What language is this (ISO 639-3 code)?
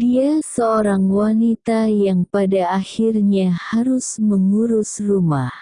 ind